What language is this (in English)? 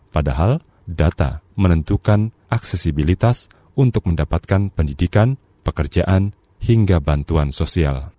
Indonesian